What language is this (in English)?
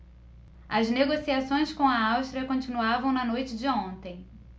Portuguese